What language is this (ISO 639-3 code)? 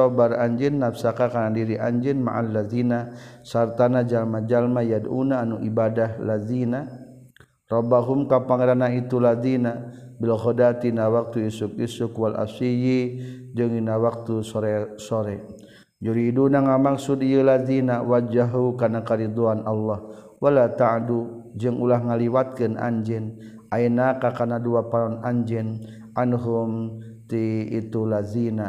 msa